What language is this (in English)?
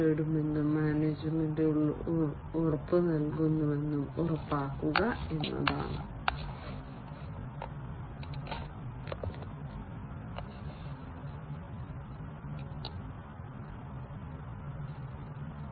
Malayalam